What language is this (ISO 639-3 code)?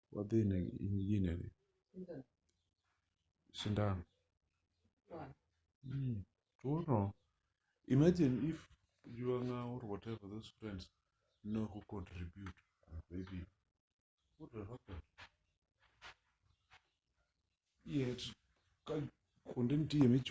luo